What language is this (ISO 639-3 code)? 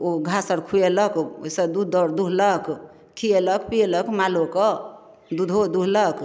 mai